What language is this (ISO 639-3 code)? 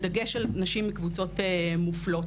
heb